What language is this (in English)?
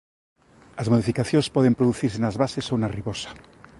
Galician